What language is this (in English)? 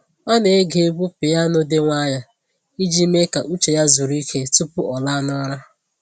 Igbo